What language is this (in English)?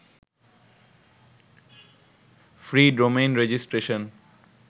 Bangla